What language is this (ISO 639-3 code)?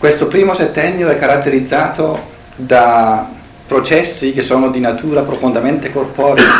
ita